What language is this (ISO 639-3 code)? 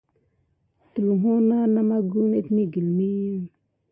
gid